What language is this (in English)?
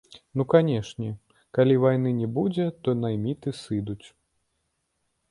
Belarusian